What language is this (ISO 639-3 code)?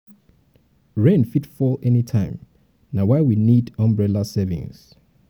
pcm